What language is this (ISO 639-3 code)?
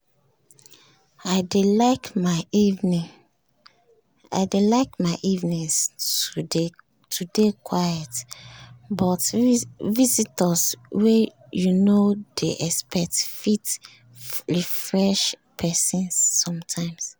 pcm